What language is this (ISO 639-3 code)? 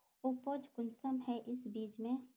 mag